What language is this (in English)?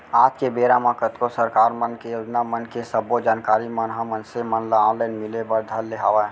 Chhattisgarhi